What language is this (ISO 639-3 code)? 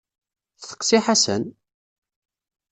kab